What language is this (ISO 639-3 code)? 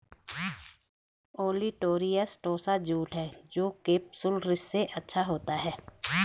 hin